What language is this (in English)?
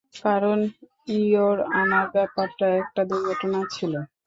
Bangla